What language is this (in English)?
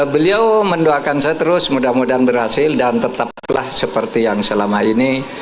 Indonesian